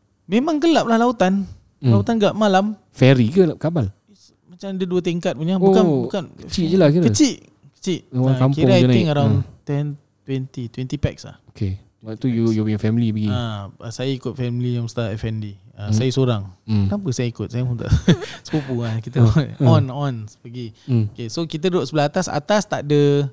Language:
Malay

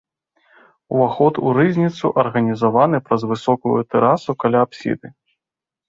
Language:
Belarusian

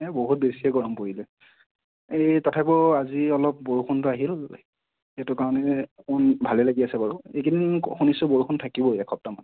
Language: Assamese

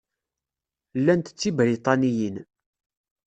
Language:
Kabyle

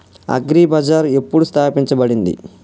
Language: Telugu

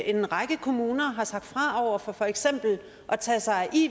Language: Danish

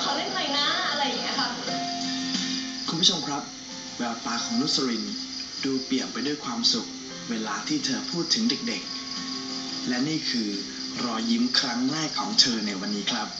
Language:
Thai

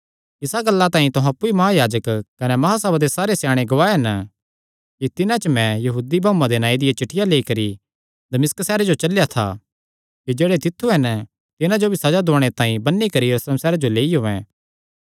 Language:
Kangri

